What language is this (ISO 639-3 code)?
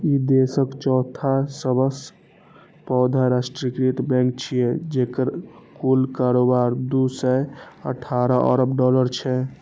mai